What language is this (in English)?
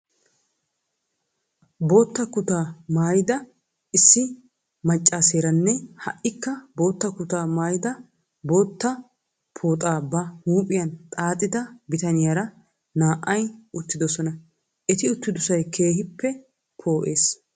Wolaytta